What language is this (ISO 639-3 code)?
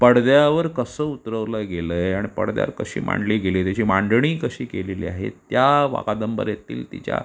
mar